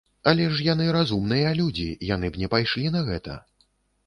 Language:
Belarusian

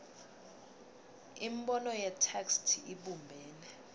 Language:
Swati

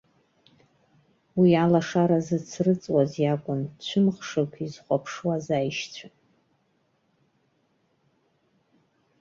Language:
Abkhazian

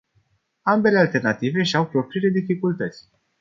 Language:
Romanian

